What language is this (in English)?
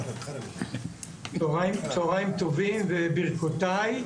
Hebrew